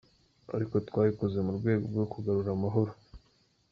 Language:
Kinyarwanda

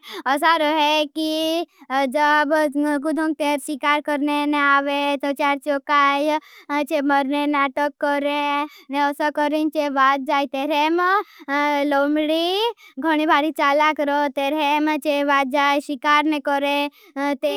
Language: Bhili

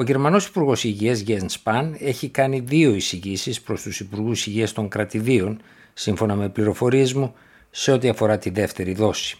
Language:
Greek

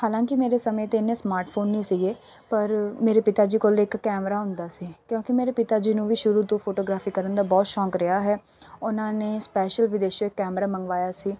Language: Punjabi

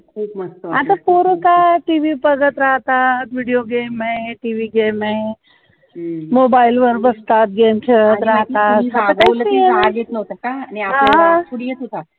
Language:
Marathi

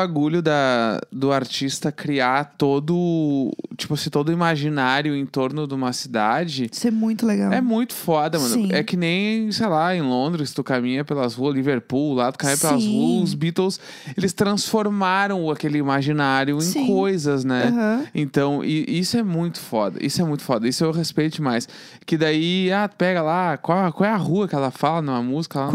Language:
Portuguese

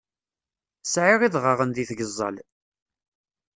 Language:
Kabyle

